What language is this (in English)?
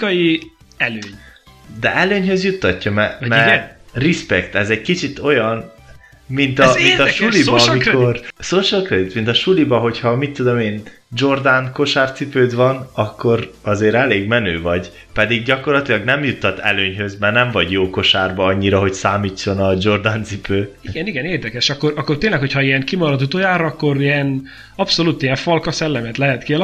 Hungarian